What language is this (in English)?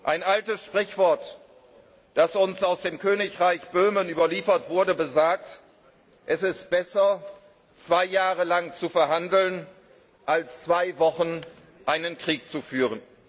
German